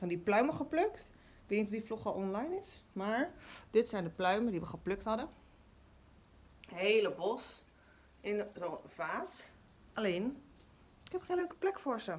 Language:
Dutch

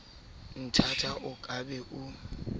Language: Southern Sotho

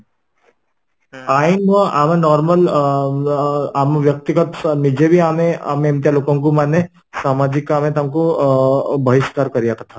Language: Odia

